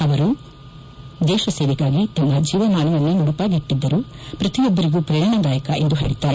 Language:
Kannada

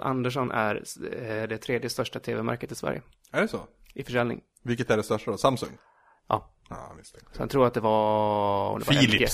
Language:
Swedish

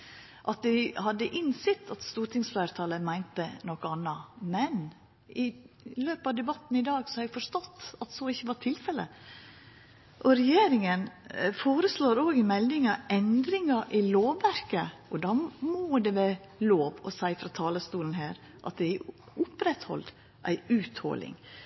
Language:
Norwegian Nynorsk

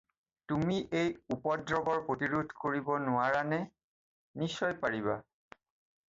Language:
Assamese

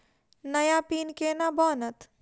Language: Maithili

